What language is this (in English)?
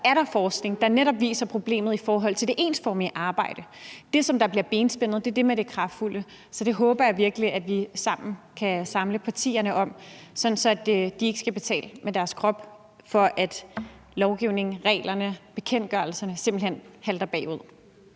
Danish